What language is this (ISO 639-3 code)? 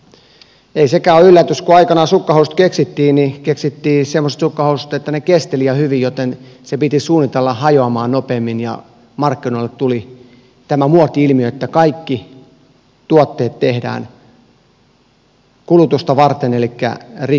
fin